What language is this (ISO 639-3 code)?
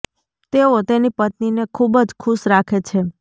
guj